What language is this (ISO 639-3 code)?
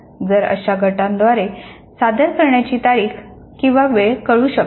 mar